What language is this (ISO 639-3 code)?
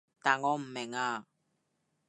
yue